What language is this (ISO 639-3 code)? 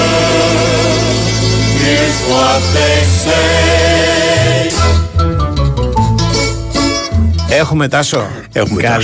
ell